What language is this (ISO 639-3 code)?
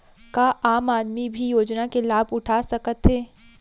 hne